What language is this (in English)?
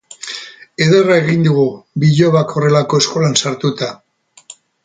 Basque